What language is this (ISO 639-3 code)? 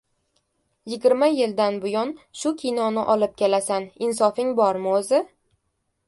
uzb